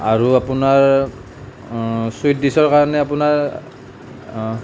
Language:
Assamese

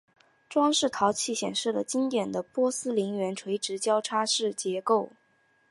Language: Chinese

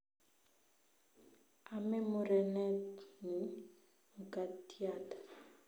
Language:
Kalenjin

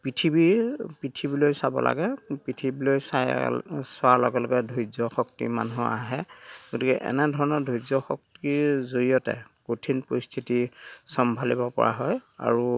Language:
Assamese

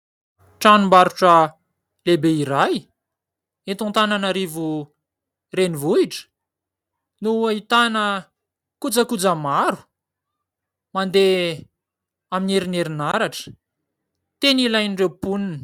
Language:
Malagasy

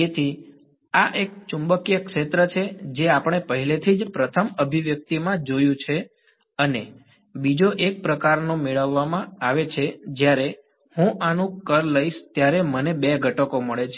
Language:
Gujarati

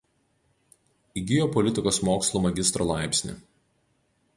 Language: Lithuanian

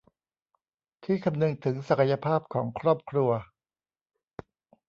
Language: Thai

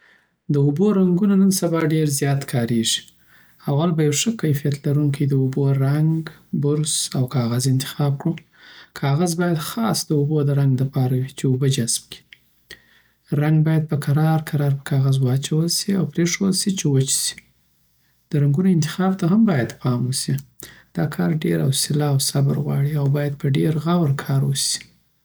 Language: Southern Pashto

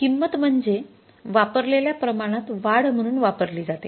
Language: Marathi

